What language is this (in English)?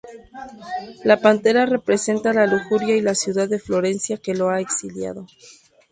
Spanish